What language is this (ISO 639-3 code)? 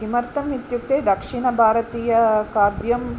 san